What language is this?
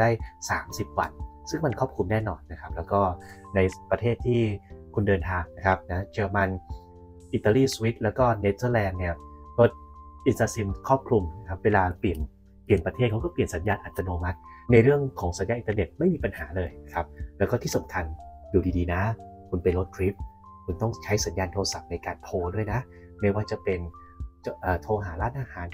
Thai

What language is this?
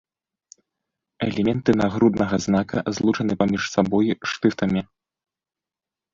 Belarusian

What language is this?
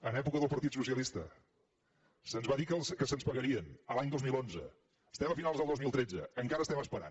Catalan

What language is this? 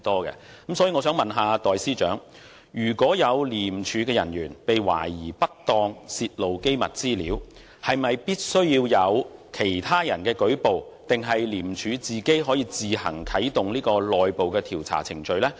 Cantonese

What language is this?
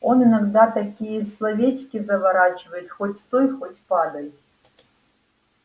Russian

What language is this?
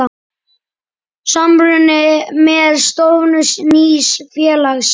Icelandic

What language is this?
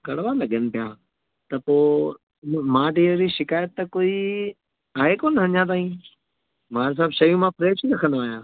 Sindhi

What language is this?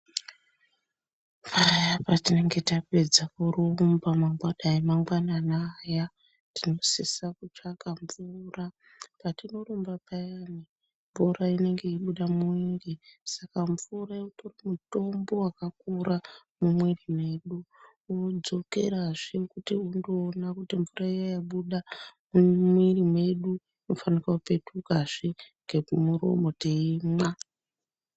Ndau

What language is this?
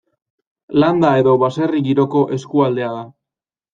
Basque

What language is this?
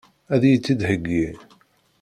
Kabyle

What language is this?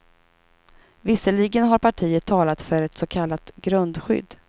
Swedish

